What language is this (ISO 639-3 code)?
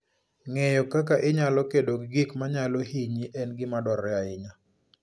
luo